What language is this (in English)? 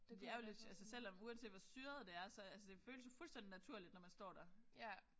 Danish